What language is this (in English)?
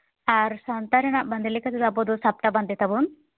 Santali